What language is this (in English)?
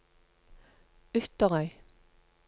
Norwegian